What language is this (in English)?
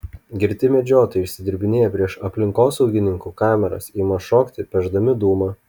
Lithuanian